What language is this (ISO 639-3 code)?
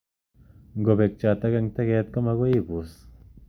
kln